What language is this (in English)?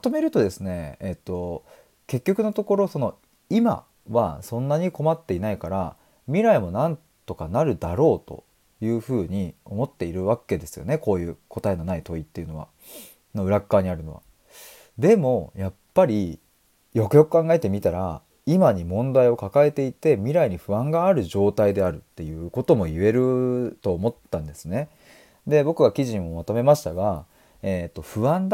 Japanese